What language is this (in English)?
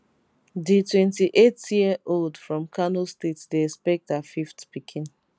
Nigerian Pidgin